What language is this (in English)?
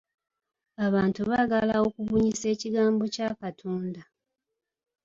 Ganda